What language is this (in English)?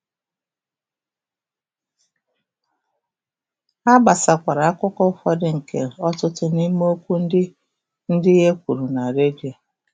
Igbo